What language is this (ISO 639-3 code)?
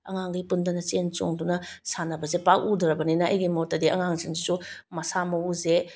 mni